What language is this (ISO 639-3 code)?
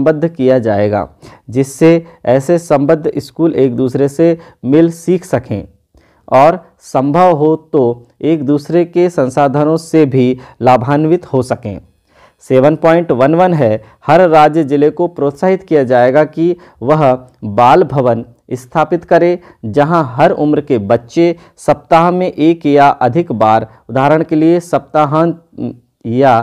hin